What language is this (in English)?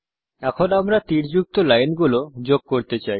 Bangla